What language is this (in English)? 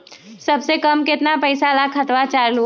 Magahi